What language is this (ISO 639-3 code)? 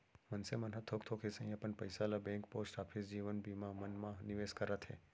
hne